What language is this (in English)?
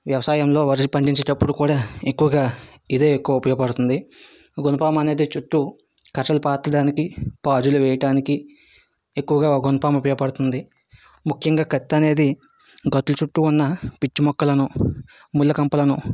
Telugu